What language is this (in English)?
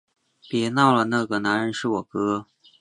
Chinese